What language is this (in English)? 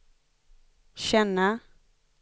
Swedish